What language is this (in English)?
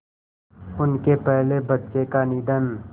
Hindi